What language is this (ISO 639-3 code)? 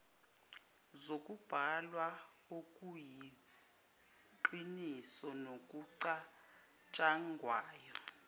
zul